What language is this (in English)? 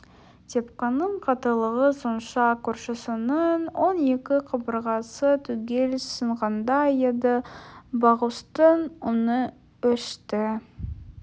Kazakh